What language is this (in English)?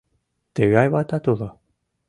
Mari